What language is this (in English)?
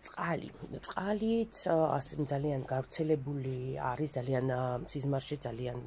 Romanian